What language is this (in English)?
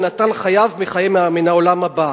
Hebrew